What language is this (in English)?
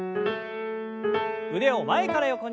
Japanese